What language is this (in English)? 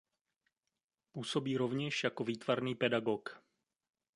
Czech